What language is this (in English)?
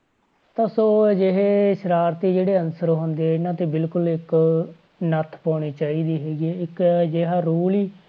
Punjabi